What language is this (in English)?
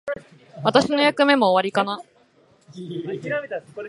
Japanese